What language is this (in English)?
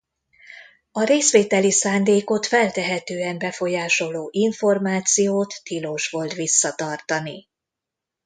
Hungarian